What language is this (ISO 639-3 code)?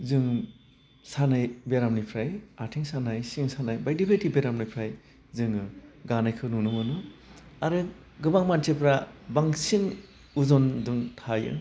brx